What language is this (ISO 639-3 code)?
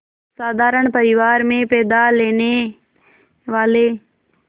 hin